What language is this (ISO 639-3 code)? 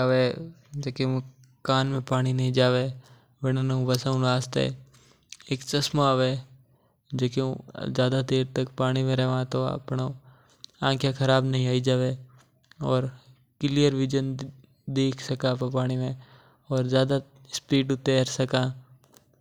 mtr